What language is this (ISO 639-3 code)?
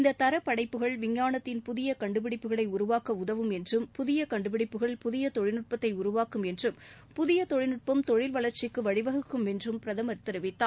tam